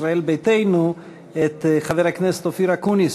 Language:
Hebrew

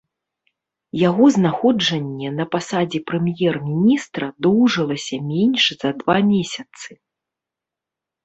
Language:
Belarusian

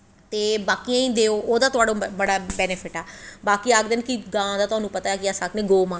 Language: Dogri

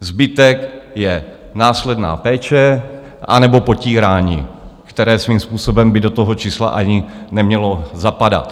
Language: Czech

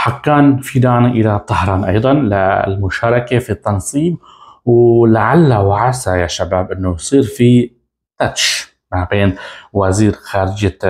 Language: Arabic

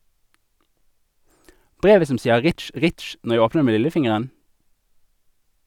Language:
Norwegian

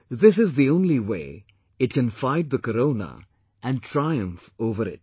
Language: English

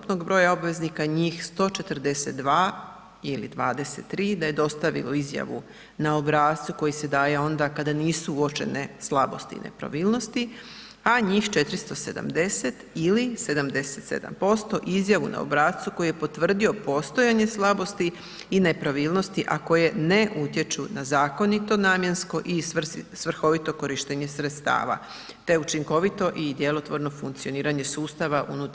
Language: Croatian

